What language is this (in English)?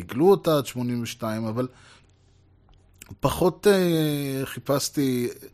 Hebrew